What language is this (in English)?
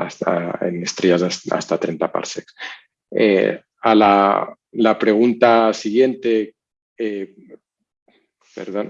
Spanish